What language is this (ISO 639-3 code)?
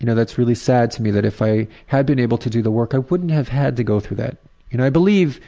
eng